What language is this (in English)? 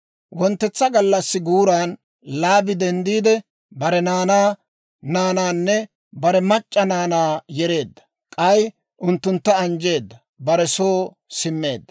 Dawro